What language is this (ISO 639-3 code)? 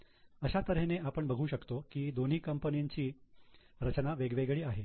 mar